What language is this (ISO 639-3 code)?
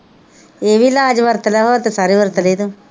pan